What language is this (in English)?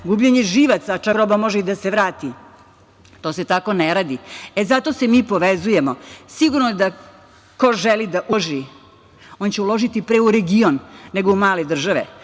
Serbian